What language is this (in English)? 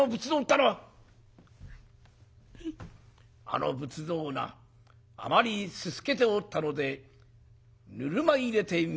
Japanese